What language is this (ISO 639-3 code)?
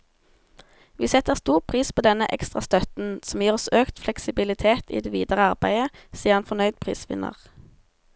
nor